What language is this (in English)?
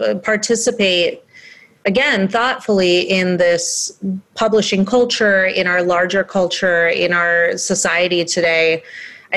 English